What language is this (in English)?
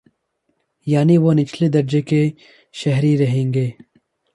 Urdu